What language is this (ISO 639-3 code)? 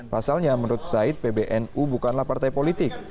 ind